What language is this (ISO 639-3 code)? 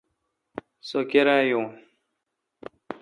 xka